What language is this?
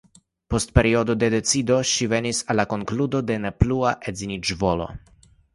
Esperanto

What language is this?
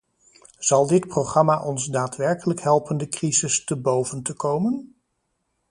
Dutch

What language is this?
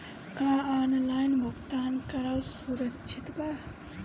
Bhojpuri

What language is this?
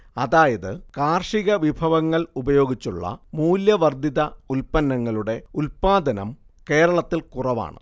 Malayalam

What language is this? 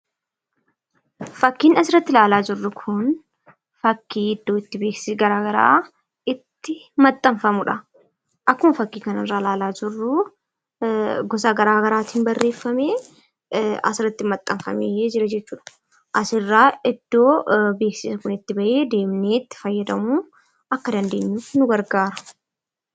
Oromo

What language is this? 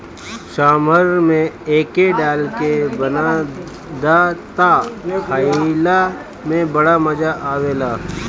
Bhojpuri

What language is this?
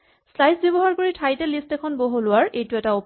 Assamese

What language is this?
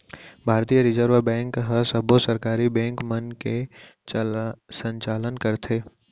Chhattisgarhi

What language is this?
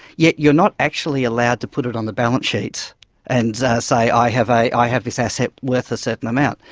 English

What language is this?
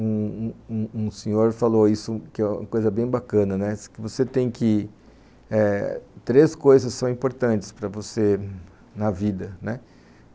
Portuguese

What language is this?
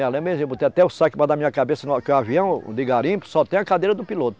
Portuguese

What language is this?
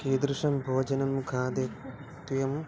Sanskrit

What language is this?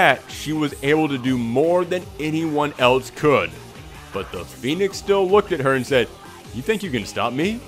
English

